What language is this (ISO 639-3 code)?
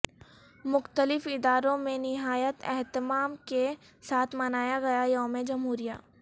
urd